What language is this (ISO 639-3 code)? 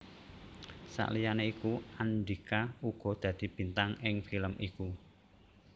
jav